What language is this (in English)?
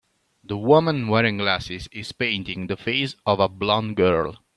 English